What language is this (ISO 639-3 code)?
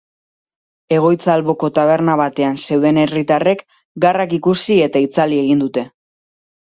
eus